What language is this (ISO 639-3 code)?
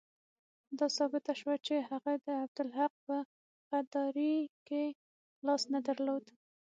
pus